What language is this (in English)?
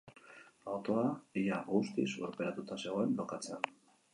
Basque